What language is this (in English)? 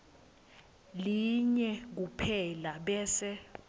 Swati